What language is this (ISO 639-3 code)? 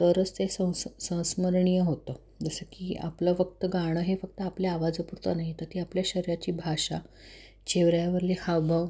mar